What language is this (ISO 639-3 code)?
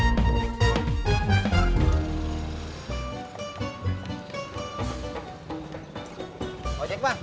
ind